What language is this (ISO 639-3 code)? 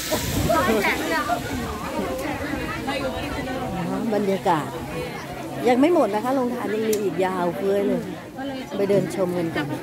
tha